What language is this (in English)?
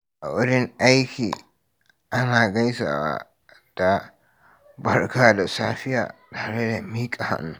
Hausa